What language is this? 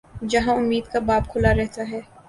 Urdu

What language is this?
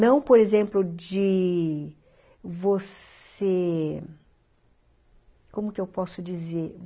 Portuguese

